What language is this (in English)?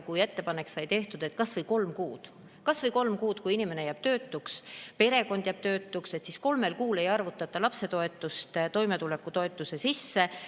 Estonian